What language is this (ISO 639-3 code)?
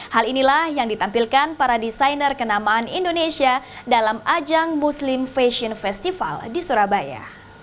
ind